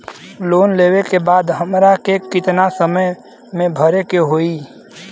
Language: Bhojpuri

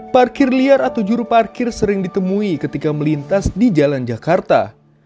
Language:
Indonesian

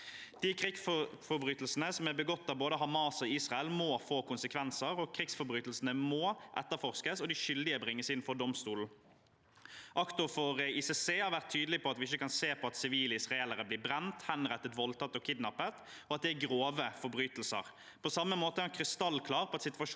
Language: Norwegian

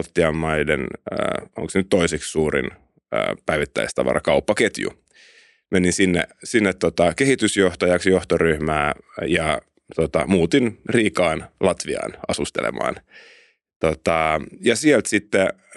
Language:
Finnish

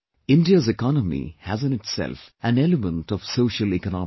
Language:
English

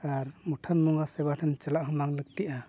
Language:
Santali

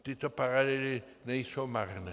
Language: Czech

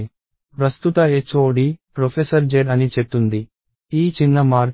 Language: Telugu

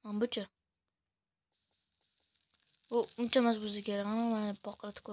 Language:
Turkish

